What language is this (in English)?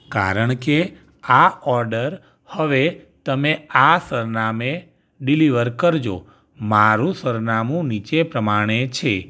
Gujarati